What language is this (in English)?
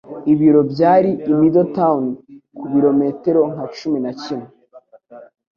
Kinyarwanda